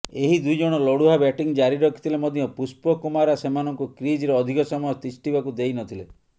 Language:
Odia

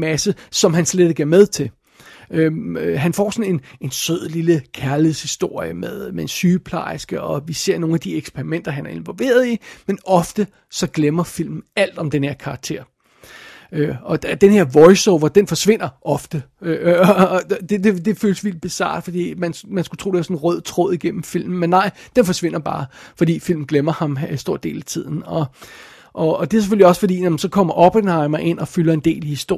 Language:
Danish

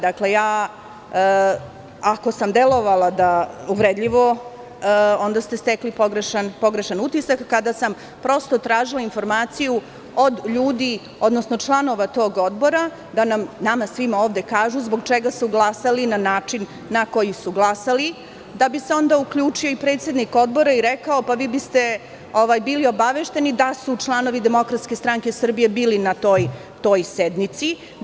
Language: Serbian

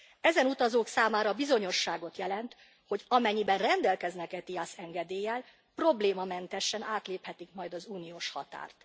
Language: Hungarian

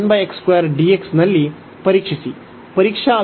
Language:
Kannada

